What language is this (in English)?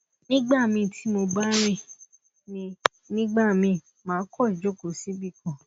Yoruba